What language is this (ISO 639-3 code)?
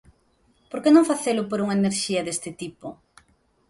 glg